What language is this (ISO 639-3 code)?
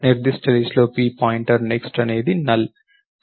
tel